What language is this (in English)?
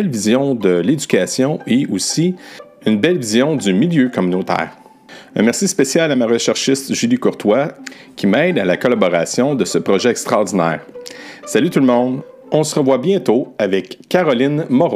French